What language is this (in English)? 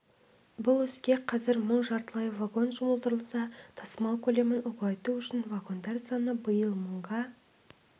Kazakh